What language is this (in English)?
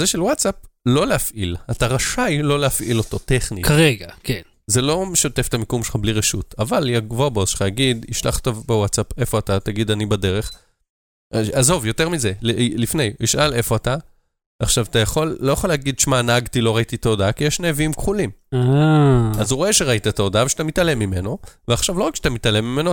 Hebrew